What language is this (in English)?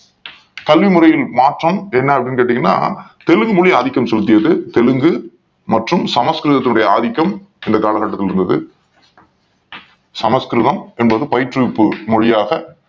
Tamil